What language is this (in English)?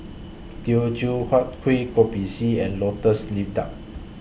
English